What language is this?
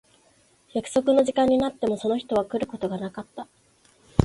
Japanese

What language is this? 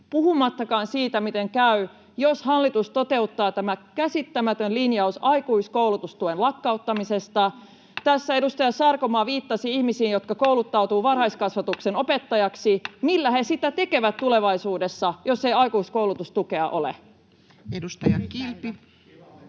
Finnish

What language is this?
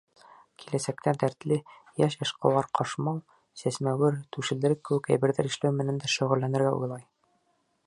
Bashkir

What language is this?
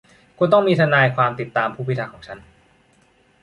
Thai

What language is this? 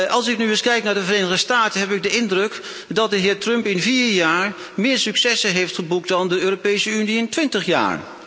Dutch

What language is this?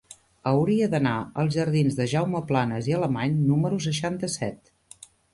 Catalan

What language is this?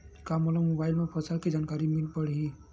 Chhattisgarhi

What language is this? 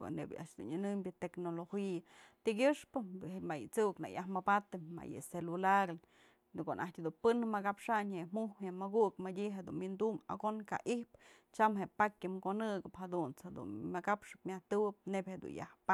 Mazatlán Mixe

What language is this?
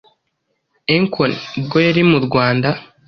Kinyarwanda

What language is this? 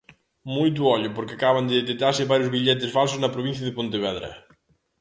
Galician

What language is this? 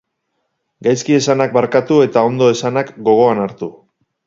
Basque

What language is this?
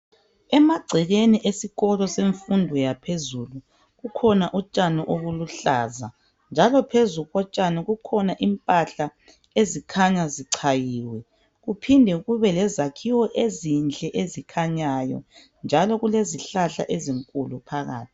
North Ndebele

